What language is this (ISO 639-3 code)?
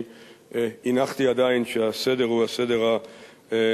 heb